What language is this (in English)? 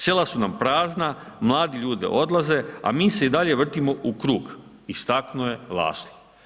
Croatian